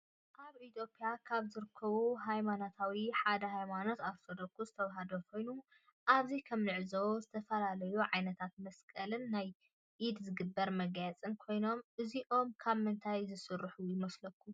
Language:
Tigrinya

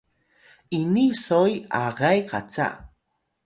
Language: Atayal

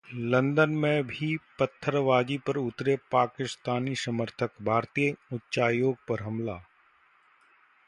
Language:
Hindi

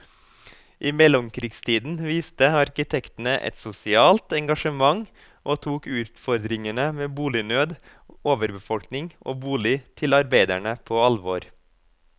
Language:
Norwegian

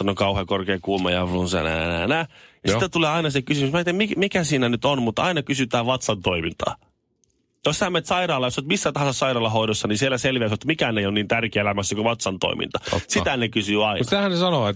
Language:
Finnish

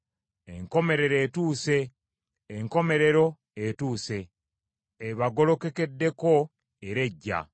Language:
Ganda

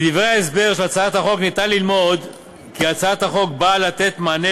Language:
Hebrew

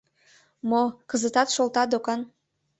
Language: Mari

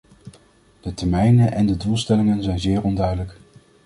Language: Dutch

